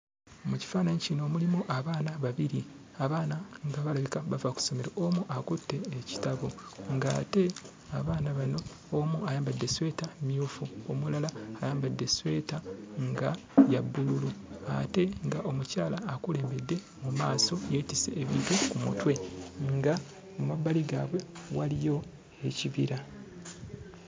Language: Ganda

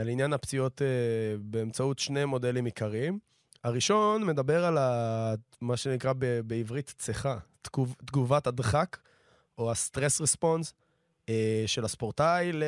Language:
Hebrew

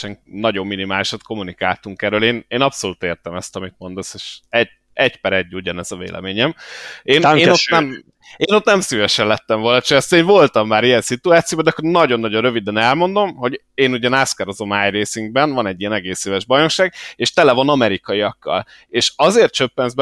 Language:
Hungarian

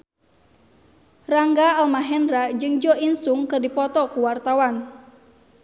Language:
Sundanese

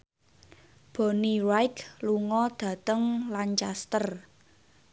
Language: Javanese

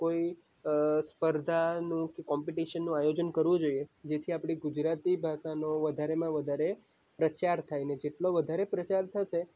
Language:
Gujarati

